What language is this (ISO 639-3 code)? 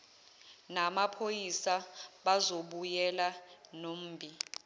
zul